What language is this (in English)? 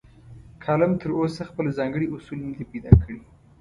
Pashto